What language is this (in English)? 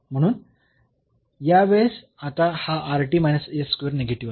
Marathi